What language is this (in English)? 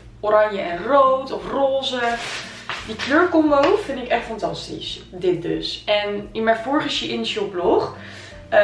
Dutch